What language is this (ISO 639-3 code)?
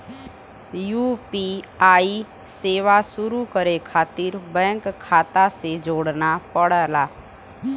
bho